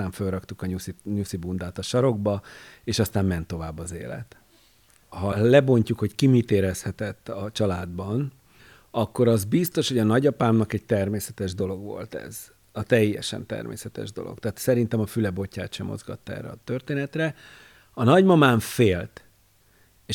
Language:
Hungarian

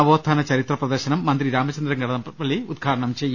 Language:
Malayalam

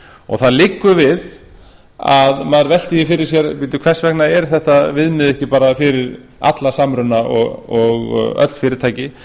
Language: Icelandic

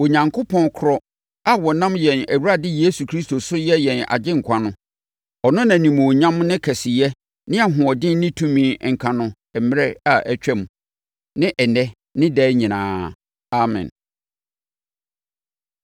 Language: Akan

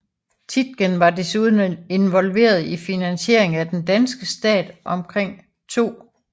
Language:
Danish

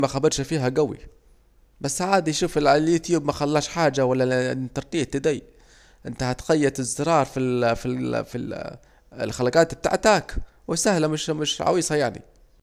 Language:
Saidi Arabic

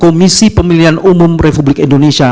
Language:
Indonesian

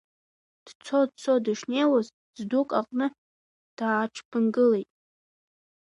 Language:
Abkhazian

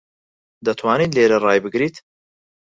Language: Central Kurdish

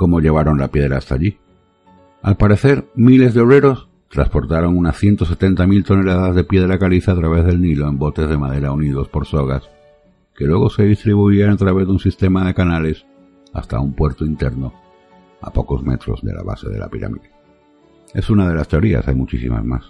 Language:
Spanish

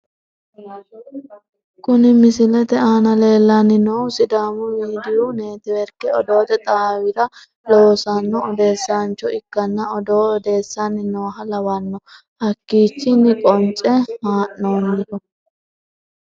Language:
Sidamo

